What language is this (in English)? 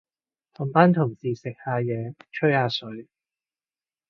Cantonese